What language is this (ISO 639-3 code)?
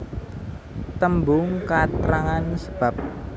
jav